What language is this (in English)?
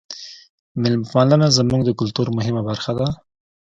Pashto